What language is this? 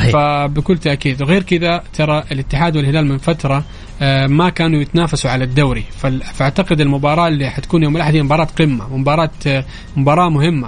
Arabic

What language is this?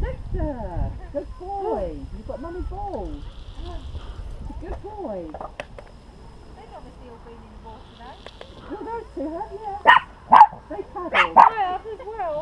English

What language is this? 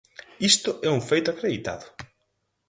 Galician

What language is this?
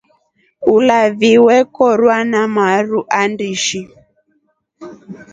Rombo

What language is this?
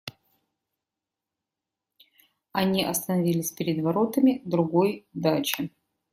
Russian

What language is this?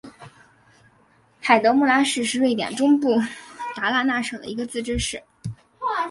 Chinese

